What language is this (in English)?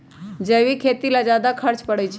Magahi